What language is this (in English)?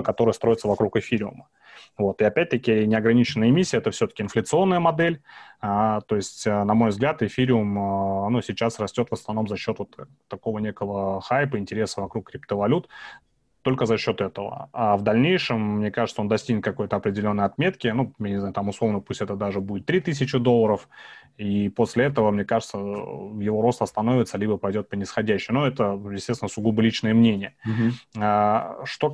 Russian